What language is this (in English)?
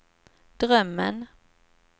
Swedish